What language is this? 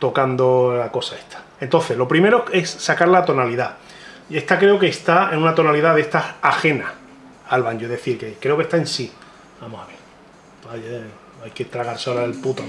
Spanish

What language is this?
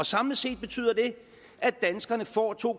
Danish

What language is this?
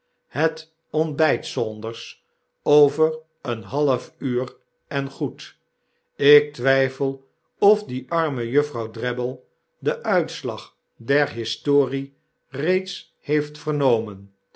Dutch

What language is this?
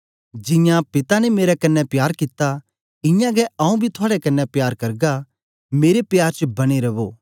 Dogri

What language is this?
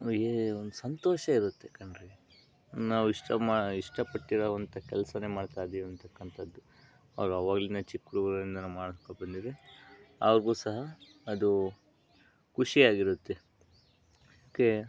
Kannada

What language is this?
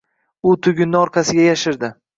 Uzbek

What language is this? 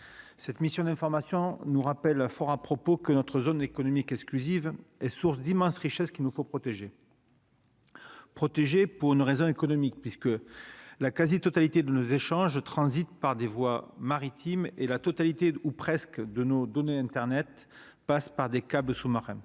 French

